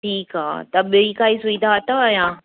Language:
Sindhi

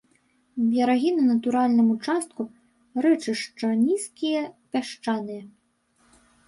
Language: Belarusian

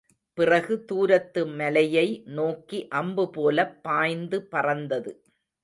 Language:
Tamil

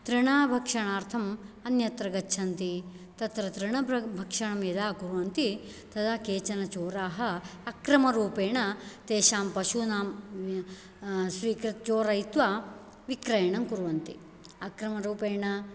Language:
Sanskrit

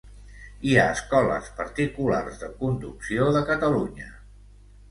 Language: Catalan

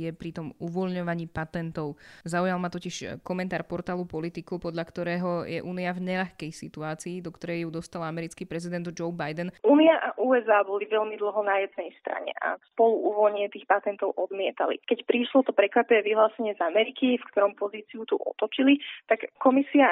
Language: Slovak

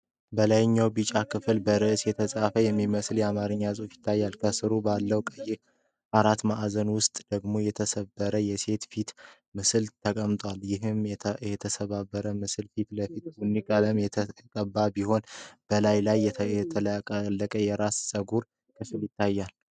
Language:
Amharic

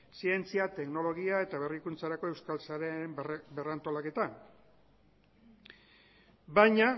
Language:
Basque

